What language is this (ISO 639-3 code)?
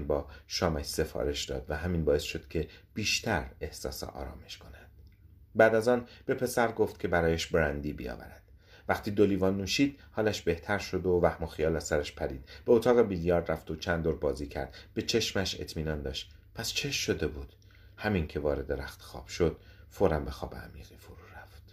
fas